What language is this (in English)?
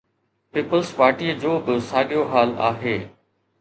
Sindhi